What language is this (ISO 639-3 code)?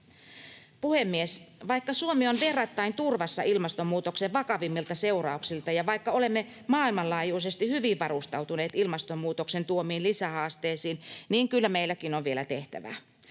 fin